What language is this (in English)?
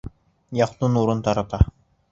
Bashkir